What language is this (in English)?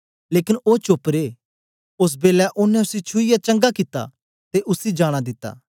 Dogri